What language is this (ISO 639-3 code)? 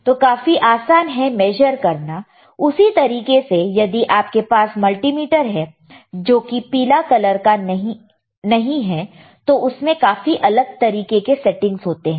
hin